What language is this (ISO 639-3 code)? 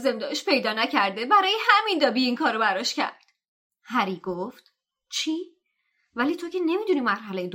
fas